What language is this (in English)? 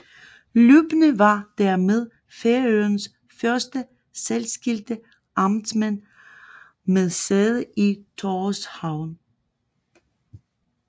Danish